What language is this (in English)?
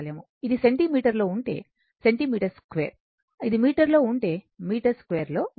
Telugu